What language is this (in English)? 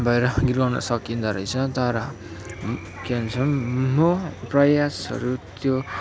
Nepali